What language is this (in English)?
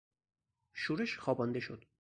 Persian